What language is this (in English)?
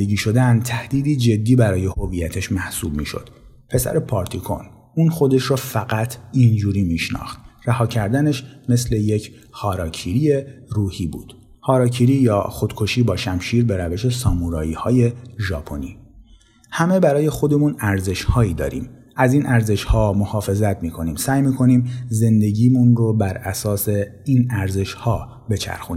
Persian